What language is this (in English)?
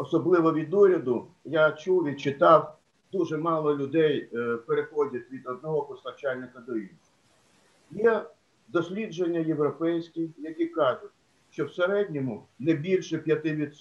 Ukrainian